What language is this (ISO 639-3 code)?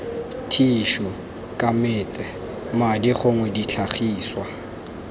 tsn